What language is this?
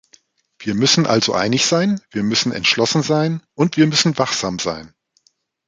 German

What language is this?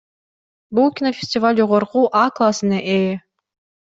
Kyrgyz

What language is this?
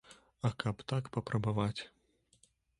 Belarusian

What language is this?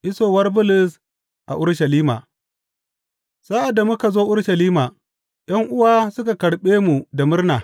Hausa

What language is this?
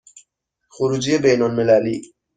Persian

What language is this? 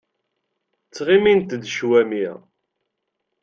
Kabyle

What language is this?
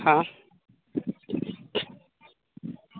Marathi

